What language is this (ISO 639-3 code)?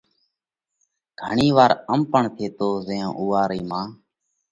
kvx